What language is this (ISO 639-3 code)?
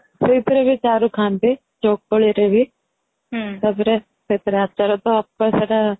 ori